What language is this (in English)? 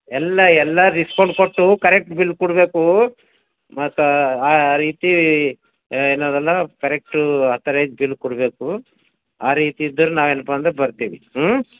Kannada